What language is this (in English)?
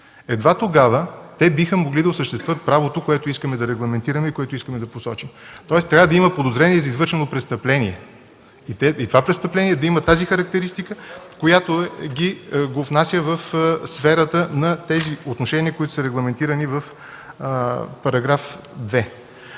Bulgarian